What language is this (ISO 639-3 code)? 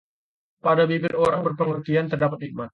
ind